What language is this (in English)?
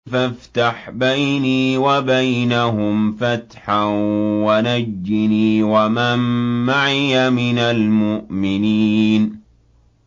Arabic